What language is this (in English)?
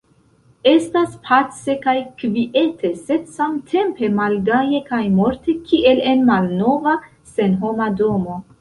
Esperanto